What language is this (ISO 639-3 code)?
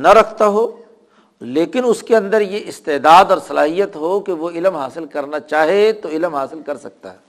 urd